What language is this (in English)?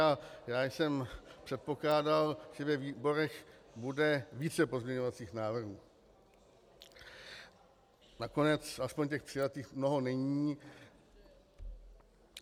Czech